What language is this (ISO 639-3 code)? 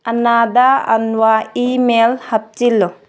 mni